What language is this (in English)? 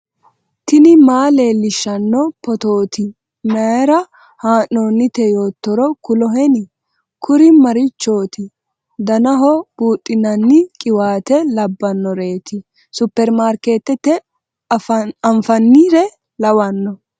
Sidamo